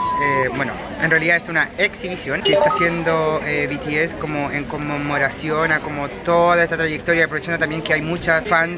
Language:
Spanish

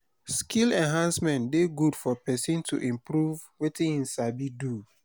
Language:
Nigerian Pidgin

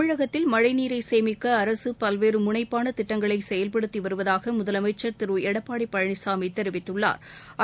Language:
Tamil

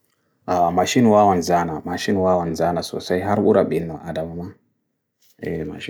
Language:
Bagirmi Fulfulde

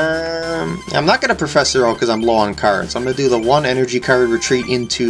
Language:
English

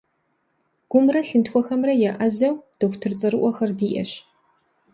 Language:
Kabardian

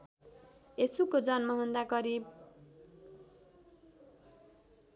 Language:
Nepali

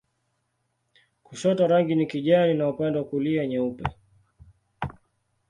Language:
Swahili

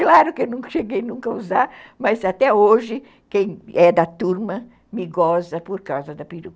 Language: Portuguese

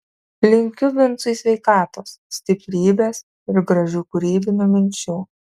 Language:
Lithuanian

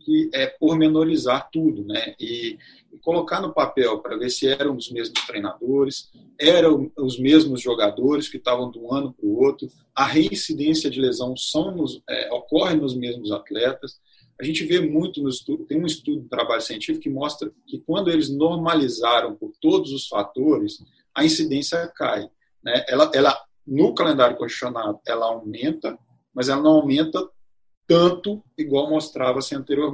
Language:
Portuguese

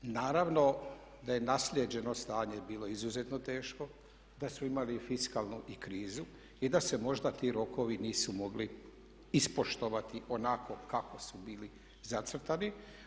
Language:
Croatian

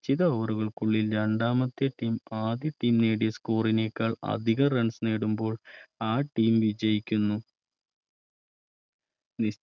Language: Malayalam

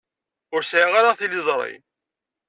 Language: Kabyle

